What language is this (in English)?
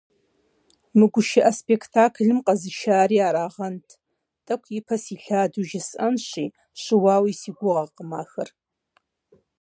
Kabardian